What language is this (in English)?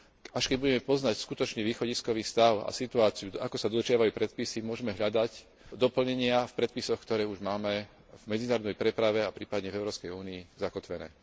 Slovak